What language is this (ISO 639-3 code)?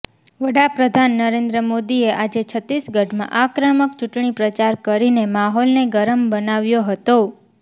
guj